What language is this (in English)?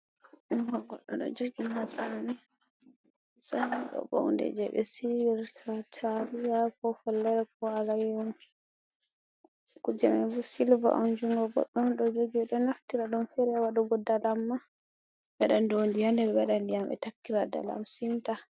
Fula